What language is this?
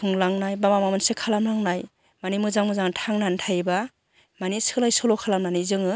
Bodo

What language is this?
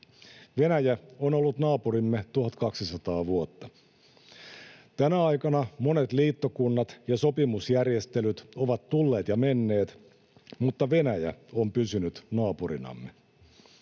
Finnish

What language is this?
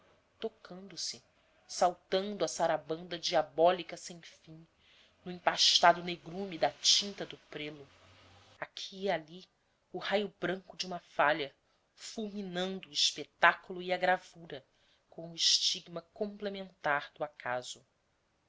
Portuguese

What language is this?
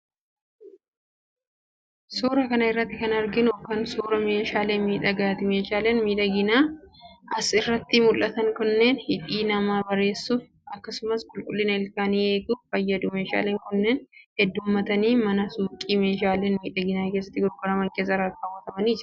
Oromo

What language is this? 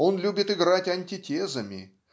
Russian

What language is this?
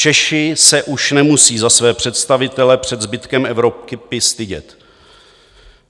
Czech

